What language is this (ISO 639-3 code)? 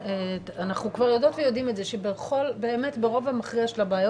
heb